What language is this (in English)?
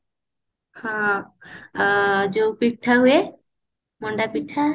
Odia